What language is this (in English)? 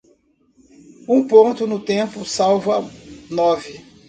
Portuguese